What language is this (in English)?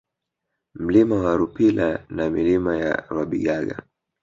Swahili